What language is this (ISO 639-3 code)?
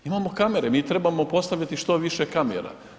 hrv